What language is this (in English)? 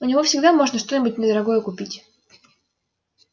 Russian